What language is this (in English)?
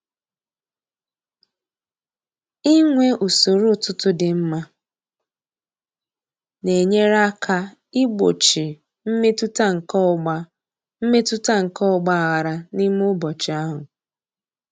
Igbo